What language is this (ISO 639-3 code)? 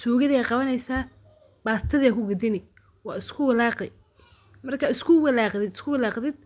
som